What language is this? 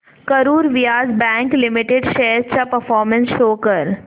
Marathi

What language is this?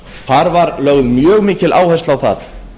Icelandic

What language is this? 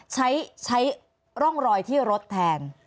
Thai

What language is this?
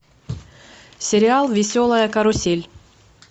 Russian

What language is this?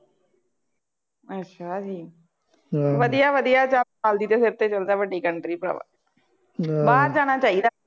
Punjabi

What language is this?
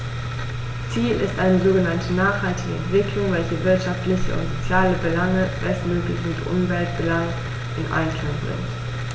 German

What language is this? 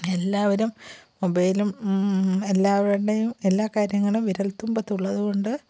Malayalam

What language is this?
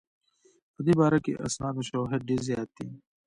Pashto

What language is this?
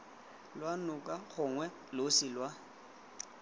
Tswana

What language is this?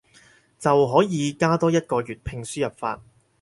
Cantonese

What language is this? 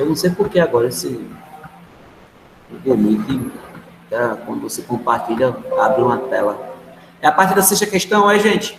Portuguese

